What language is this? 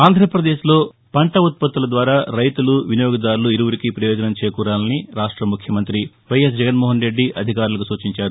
Telugu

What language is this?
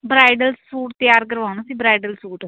Punjabi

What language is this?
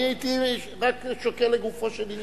Hebrew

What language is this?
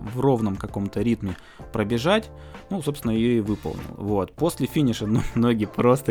Russian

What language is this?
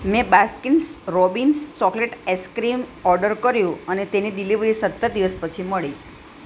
Gujarati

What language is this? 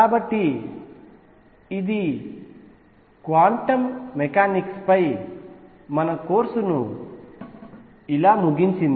Telugu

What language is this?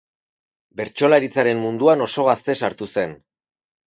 Basque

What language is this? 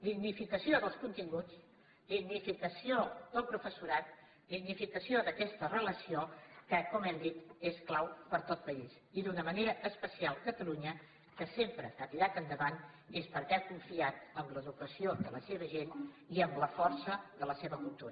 Catalan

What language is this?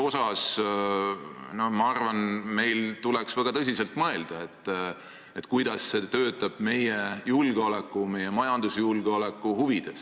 Estonian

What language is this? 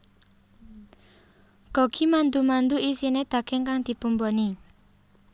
Javanese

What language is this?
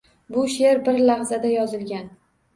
Uzbek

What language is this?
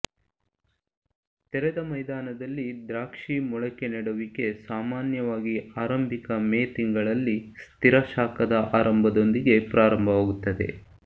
Kannada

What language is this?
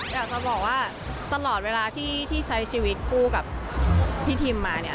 Thai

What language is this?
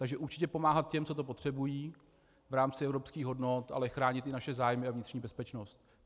Czech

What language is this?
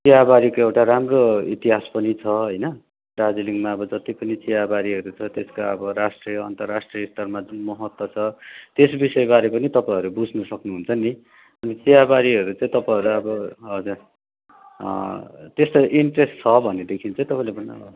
Nepali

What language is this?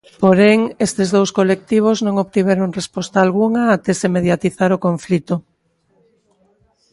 Galician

